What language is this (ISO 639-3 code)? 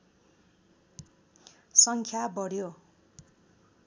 nep